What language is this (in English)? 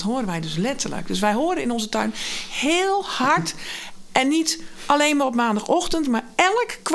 Dutch